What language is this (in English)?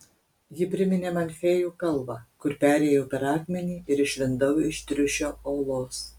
Lithuanian